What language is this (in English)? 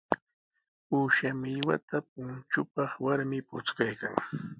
Sihuas Ancash Quechua